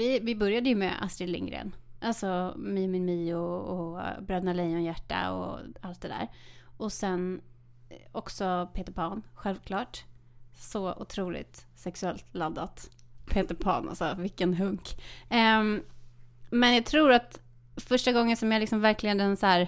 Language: Swedish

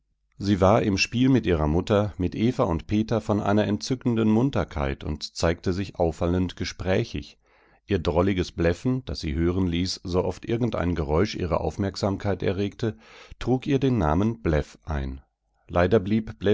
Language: German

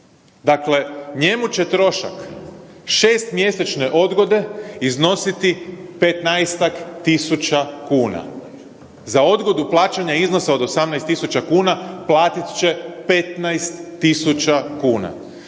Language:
Croatian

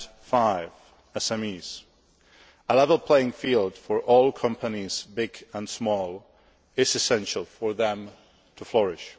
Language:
English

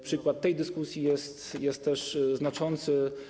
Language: Polish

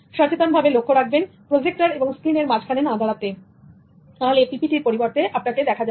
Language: Bangla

